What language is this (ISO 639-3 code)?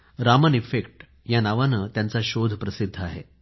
mar